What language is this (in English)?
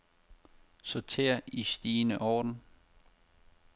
Danish